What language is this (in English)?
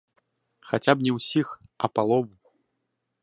Belarusian